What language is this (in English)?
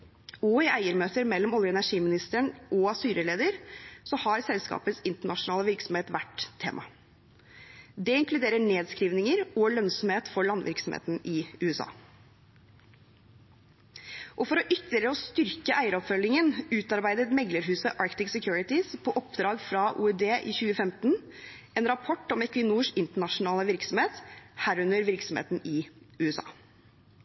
Norwegian Bokmål